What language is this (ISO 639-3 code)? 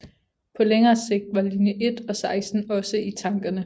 dan